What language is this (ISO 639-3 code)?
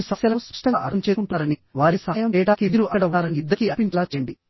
tel